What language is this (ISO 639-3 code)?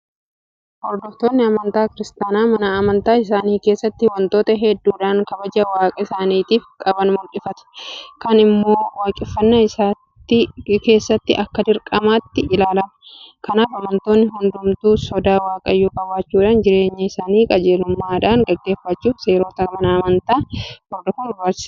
orm